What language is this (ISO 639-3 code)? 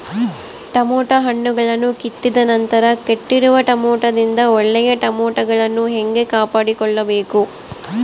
kan